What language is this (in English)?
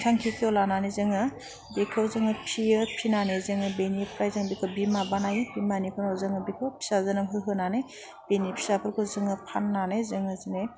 Bodo